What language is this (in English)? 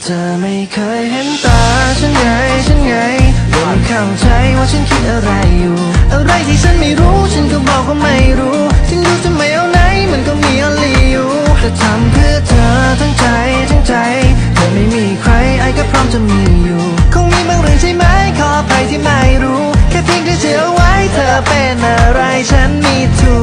Thai